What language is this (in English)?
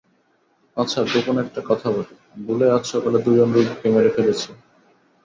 Bangla